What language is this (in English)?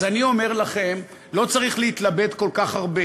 Hebrew